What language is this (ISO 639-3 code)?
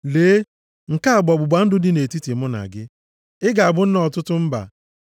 ibo